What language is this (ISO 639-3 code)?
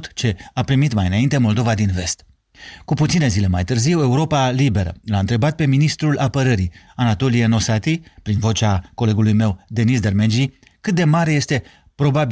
ron